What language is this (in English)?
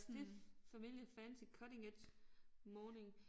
Danish